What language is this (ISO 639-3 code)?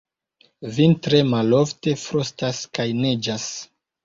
epo